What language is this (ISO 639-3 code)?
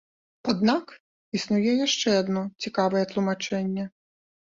bel